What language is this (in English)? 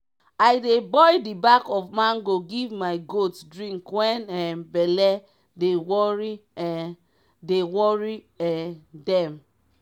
Nigerian Pidgin